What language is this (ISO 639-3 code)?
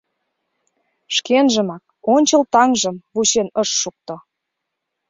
chm